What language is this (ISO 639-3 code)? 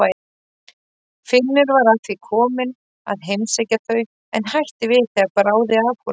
isl